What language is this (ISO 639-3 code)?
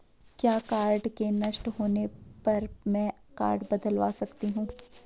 hin